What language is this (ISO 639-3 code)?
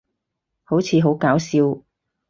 yue